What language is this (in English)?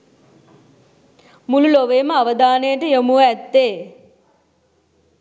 Sinhala